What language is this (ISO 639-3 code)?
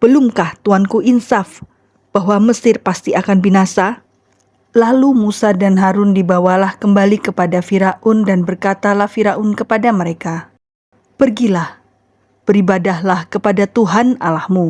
ind